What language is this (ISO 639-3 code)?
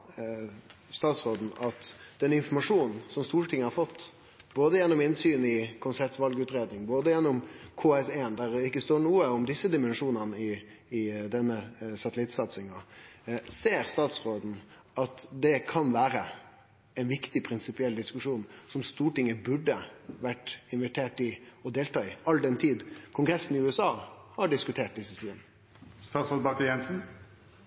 nor